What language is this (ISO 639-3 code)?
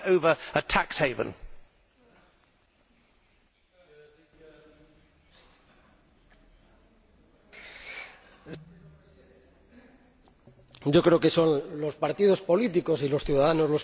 spa